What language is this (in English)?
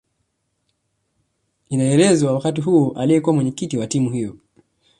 Swahili